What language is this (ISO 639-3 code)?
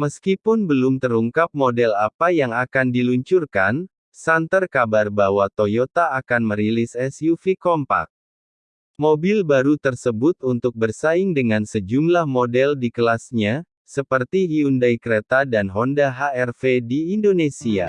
ind